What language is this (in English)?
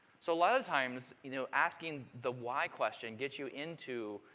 English